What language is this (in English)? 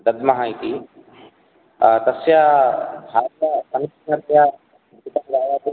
Sanskrit